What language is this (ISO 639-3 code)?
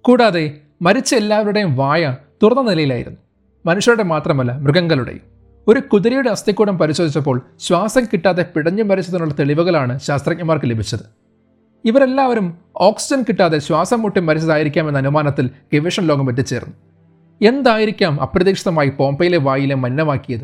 mal